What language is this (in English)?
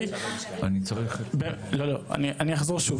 Hebrew